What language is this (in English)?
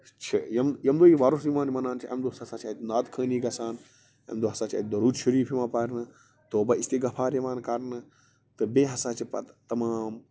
Kashmiri